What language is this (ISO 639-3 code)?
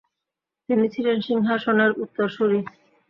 ben